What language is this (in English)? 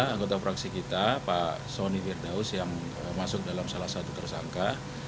Indonesian